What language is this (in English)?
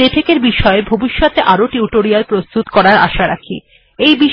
Bangla